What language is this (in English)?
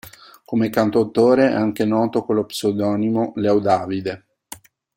Italian